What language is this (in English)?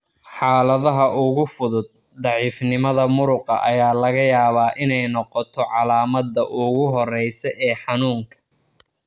Somali